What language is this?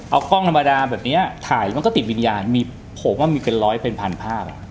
Thai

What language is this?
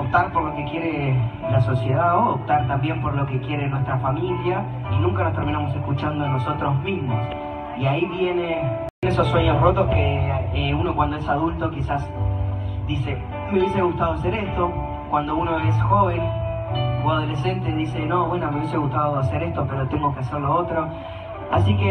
Spanish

